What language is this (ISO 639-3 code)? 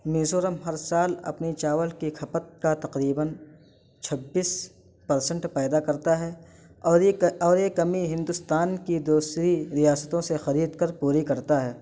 urd